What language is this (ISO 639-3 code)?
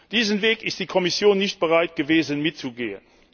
deu